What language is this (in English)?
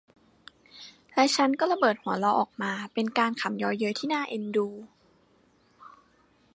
Thai